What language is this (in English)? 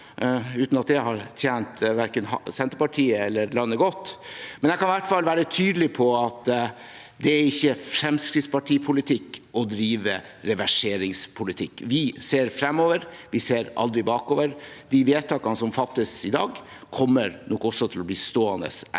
Norwegian